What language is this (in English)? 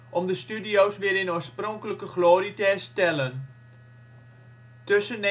Dutch